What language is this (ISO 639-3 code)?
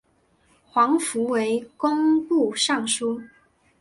zho